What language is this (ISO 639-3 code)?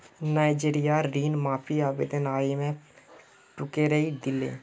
mag